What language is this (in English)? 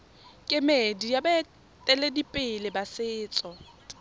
Tswana